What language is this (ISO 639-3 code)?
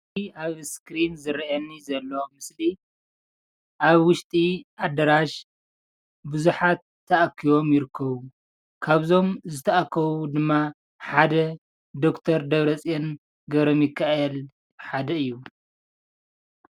tir